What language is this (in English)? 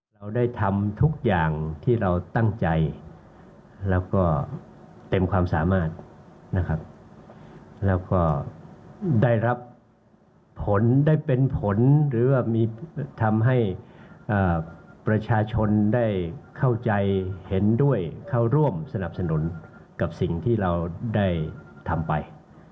Thai